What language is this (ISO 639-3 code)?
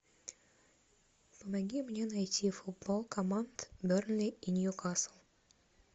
rus